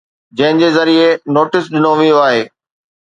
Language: Sindhi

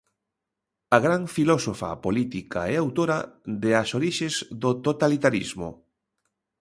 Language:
Galician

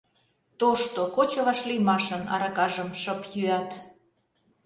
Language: Mari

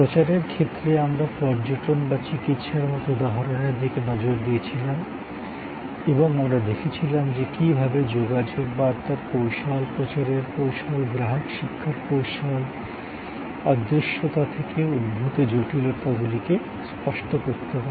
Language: Bangla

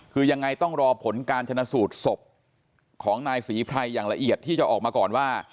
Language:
Thai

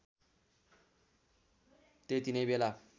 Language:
Nepali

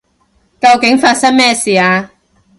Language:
Cantonese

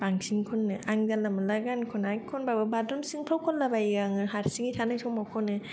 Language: Bodo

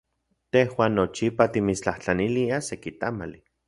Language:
Central Puebla Nahuatl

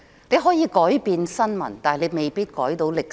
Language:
Cantonese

